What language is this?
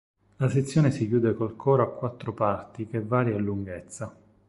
Italian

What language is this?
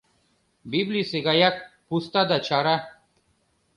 Mari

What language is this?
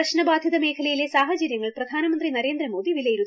Malayalam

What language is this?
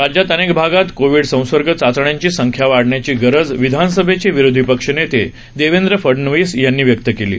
Marathi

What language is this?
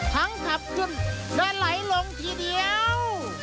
Thai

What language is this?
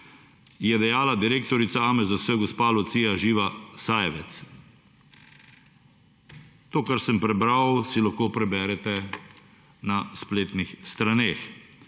Slovenian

